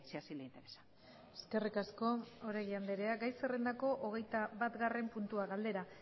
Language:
Basque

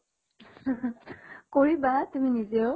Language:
Assamese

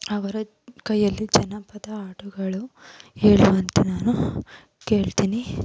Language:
Kannada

